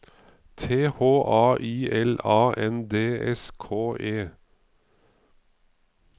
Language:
Norwegian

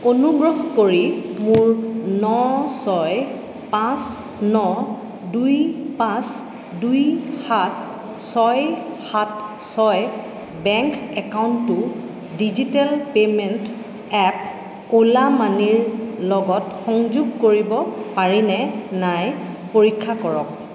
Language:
Assamese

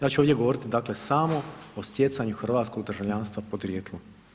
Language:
Croatian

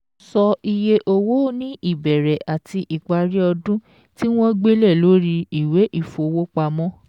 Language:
Yoruba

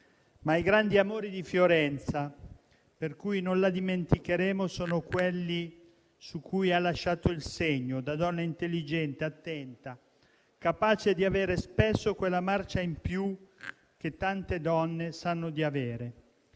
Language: Italian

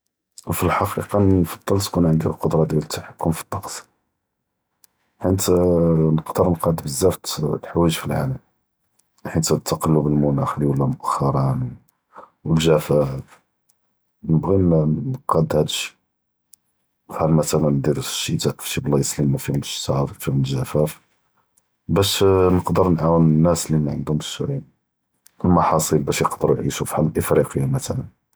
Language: Judeo-Arabic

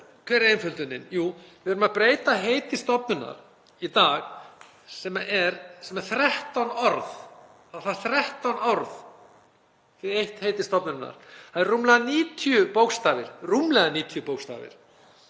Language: Icelandic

